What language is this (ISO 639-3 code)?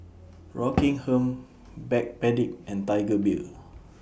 eng